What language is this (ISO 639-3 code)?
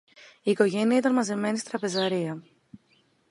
ell